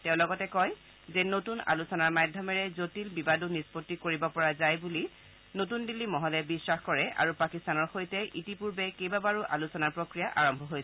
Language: Assamese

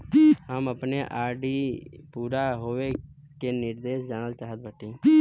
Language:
Bhojpuri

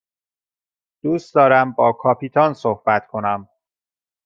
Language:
Persian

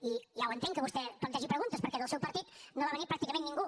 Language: Catalan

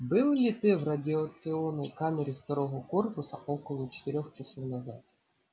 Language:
Russian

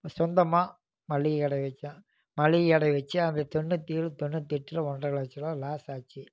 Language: Tamil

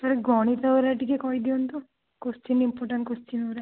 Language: Odia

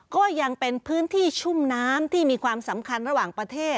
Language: Thai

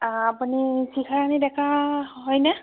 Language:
Assamese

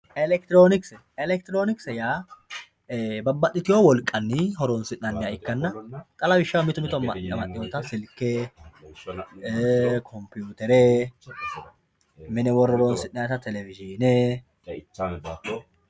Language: Sidamo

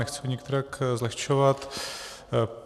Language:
Czech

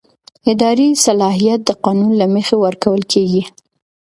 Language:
Pashto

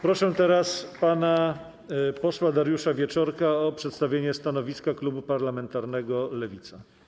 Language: Polish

